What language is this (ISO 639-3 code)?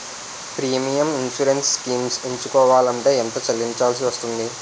tel